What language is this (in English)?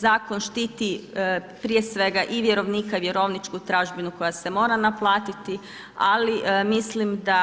Croatian